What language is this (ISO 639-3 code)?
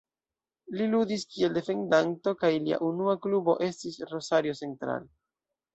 epo